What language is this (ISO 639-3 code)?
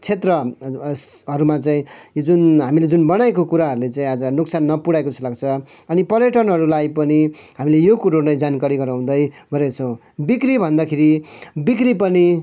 nep